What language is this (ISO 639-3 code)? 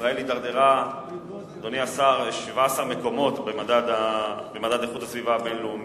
heb